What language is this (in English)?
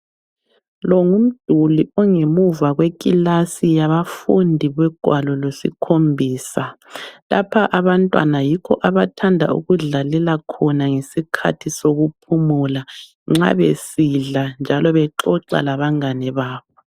North Ndebele